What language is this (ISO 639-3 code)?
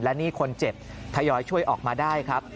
tha